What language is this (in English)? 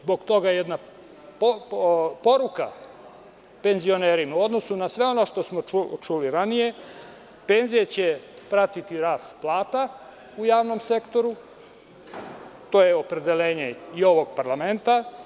Serbian